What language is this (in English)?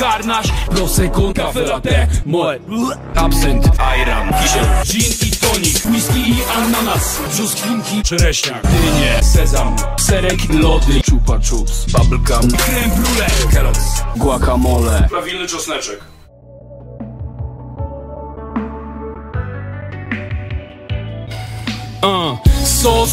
Polish